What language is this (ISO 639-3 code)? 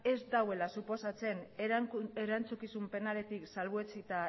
eus